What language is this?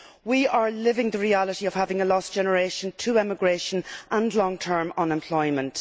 English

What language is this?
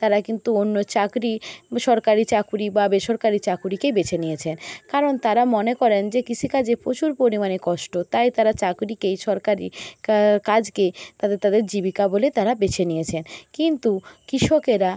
Bangla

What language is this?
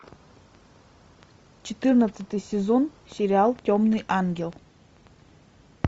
Russian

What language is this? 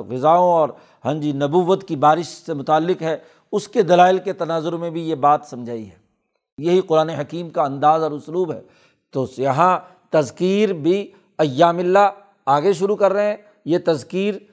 Urdu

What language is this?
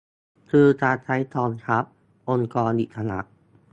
Thai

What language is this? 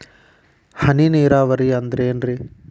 Kannada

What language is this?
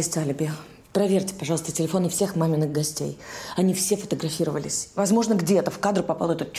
Russian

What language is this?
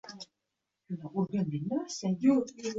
Uzbek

